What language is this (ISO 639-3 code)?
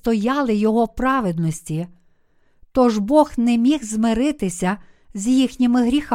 ukr